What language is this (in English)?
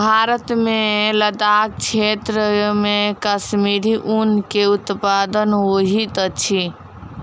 Maithili